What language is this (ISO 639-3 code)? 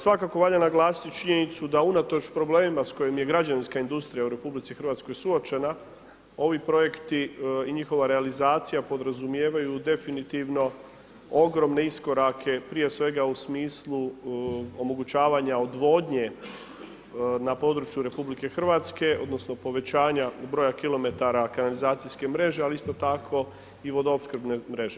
hrv